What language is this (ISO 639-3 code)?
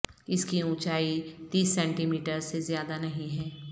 urd